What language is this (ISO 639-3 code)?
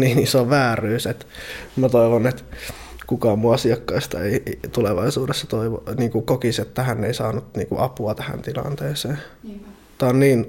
fin